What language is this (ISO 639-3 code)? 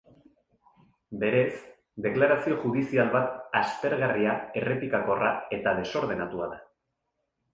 eus